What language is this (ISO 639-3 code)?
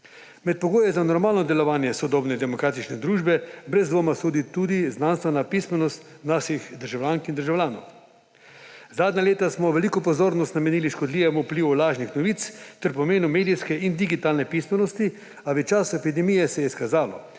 slv